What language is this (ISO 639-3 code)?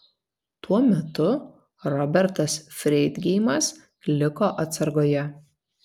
lit